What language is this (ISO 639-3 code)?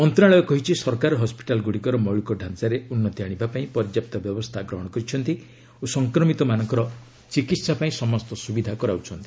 ori